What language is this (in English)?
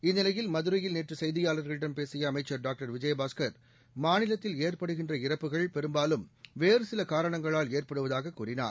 Tamil